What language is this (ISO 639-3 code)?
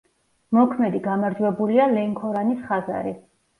kat